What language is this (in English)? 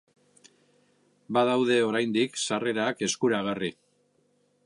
Basque